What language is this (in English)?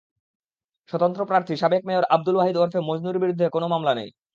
Bangla